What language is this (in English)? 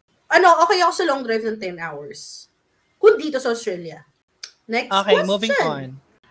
Filipino